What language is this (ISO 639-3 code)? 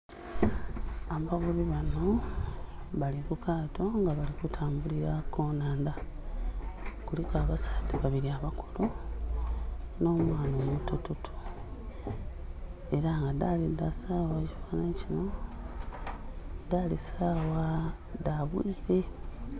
xog